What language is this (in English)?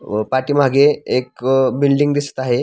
Marathi